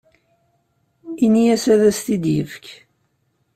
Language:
Kabyle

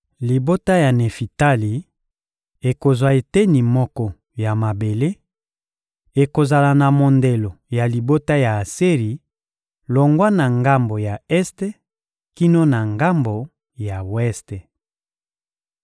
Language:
Lingala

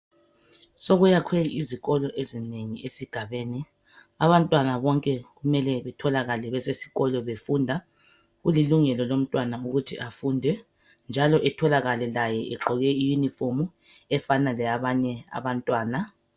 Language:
North Ndebele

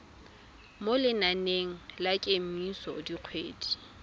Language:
Tswana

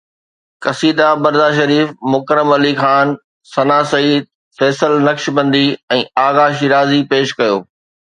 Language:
Sindhi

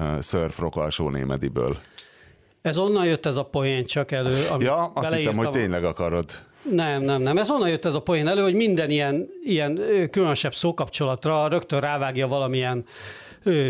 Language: Hungarian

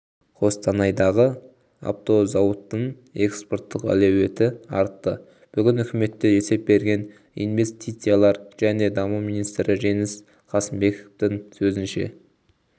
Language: Kazakh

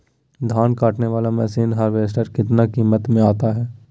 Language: Magahi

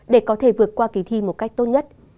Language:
Vietnamese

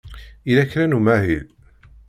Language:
Kabyle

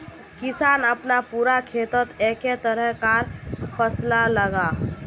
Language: Magahi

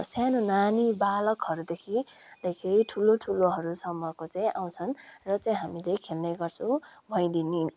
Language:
Nepali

